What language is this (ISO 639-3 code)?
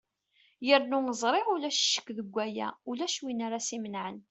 kab